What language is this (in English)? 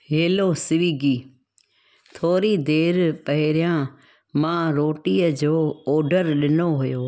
Sindhi